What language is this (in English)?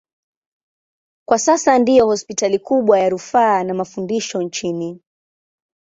Swahili